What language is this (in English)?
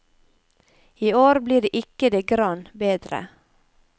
Norwegian